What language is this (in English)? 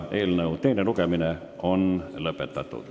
Estonian